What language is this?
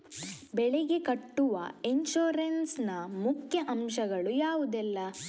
Kannada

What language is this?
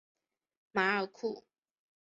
Chinese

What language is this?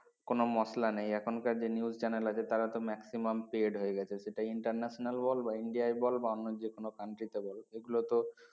Bangla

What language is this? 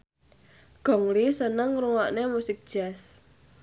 Javanese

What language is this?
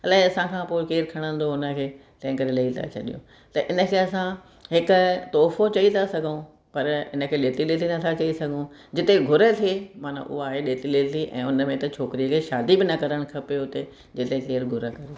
Sindhi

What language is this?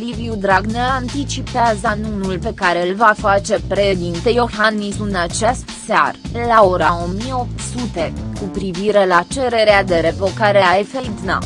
Romanian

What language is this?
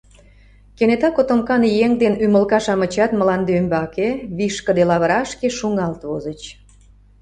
Mari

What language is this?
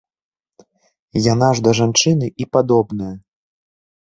Belarusian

